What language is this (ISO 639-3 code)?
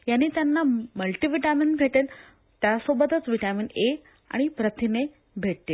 mar